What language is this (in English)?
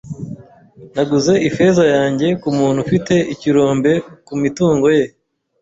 Kinyarwanda